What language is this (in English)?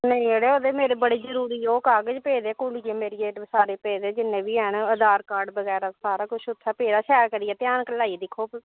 Dogri